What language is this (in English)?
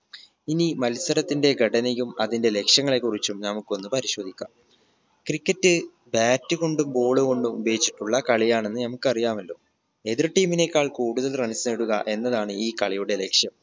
Malayalam